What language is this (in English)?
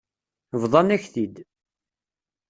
Kabyle